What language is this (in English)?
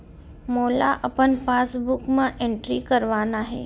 Chhattisgarhi